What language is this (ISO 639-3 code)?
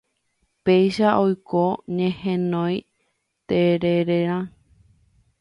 grn